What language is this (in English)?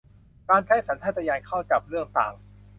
Thai